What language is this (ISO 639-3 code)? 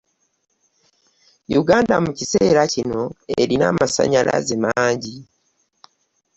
lug